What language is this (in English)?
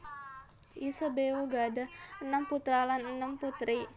Javanese